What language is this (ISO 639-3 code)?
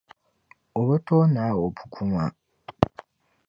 dag